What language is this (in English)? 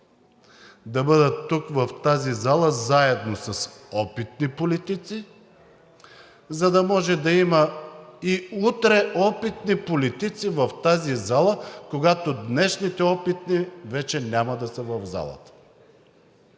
Bulgarian